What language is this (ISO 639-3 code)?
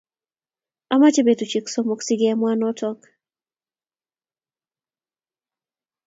kln